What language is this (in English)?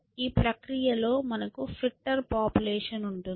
Telugu